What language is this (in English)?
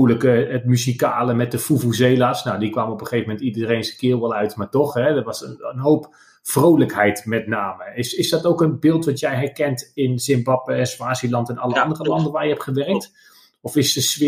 Dutch